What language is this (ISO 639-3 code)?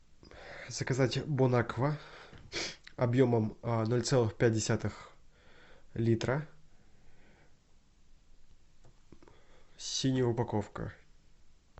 rus